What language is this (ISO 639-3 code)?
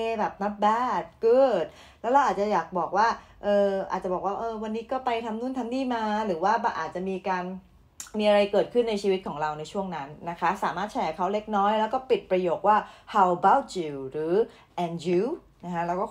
tha